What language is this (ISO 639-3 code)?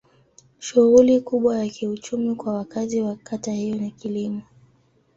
swa